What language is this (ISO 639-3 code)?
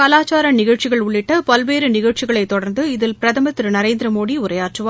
tam